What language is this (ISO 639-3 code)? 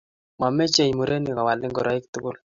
kln